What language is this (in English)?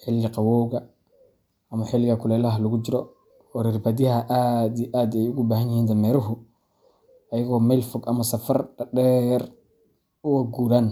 Somali